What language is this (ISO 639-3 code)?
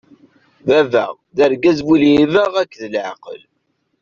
kab